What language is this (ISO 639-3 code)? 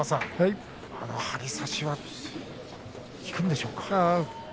jpn